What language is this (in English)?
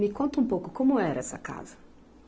Portuguese